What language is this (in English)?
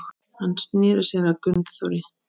Icelandic